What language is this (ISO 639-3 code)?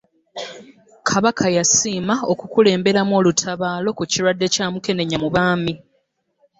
lug